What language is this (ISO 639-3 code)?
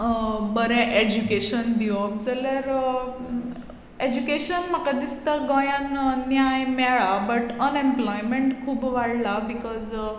kok